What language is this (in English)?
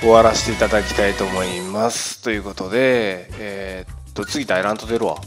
Japanese